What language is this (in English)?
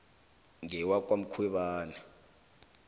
South Ndebele